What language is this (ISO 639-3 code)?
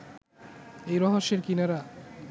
ben